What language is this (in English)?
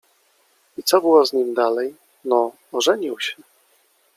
Polish